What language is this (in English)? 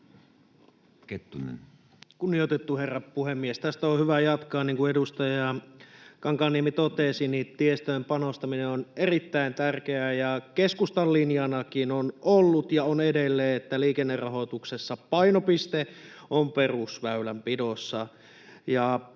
Finnish